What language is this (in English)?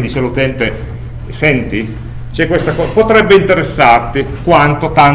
Italian